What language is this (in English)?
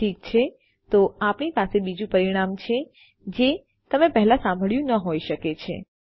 Gujarati